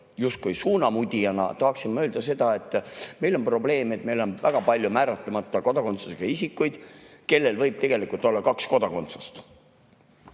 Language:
Estonian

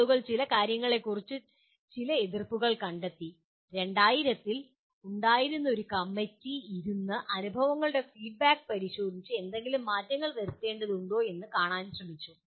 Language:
Malayalam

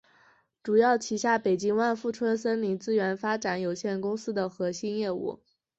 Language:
Chinese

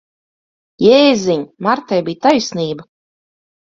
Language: Latvian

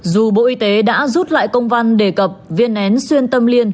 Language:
Vietnamese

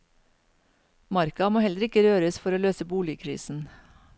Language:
Norwegian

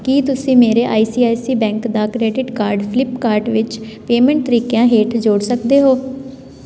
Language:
Punjabi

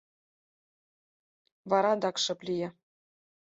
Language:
Mari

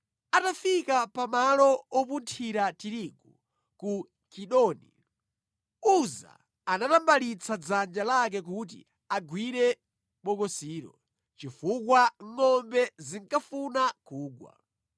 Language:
Nyanja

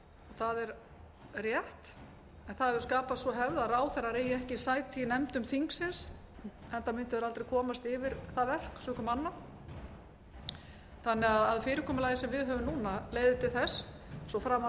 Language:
Icelandic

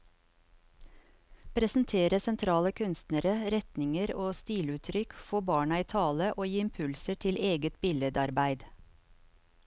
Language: Norwegian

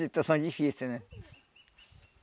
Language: Portuguese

